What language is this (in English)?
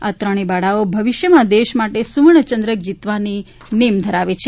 Gujarati